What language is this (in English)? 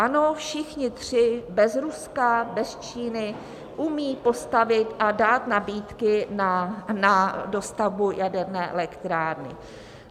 Czech